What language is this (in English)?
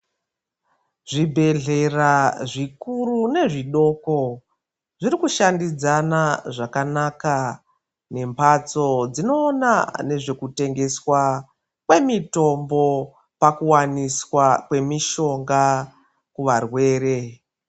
Ndau